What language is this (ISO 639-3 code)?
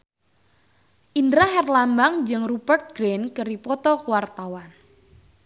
sun